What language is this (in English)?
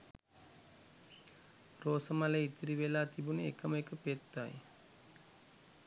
Sinhala